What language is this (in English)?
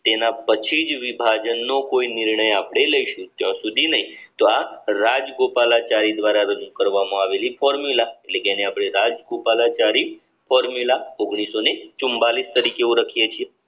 Gujarati